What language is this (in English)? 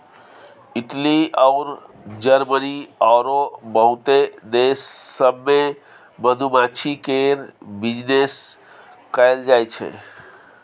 Maithili